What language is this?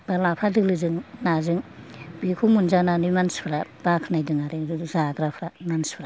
Bodo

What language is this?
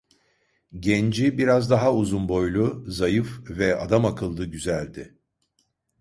Turkish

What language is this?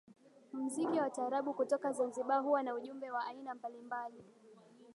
Swahili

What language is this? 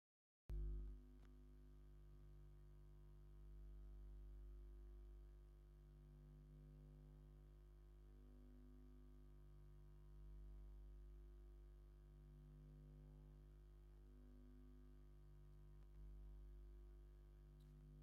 Tigrinya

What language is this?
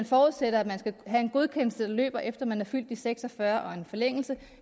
Danish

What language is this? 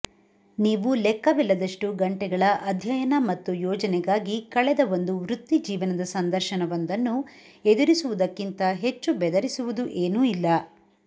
Kannada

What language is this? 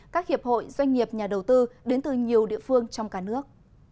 Vietnamese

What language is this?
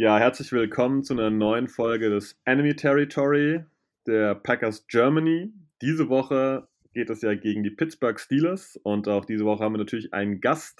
German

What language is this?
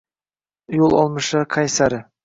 Uzbek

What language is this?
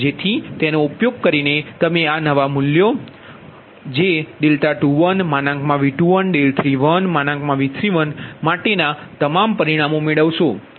Gujarati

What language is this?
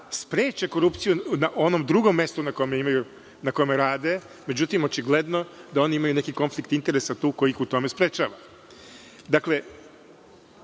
Serbian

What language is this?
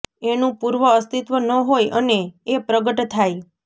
Gujarati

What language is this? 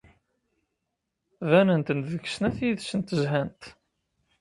Kabyle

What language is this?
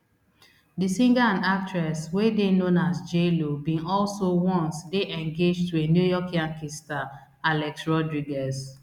Nigerian Pidgin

